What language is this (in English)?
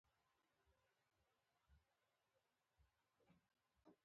Pashto